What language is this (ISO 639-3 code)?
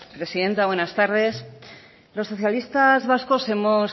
spa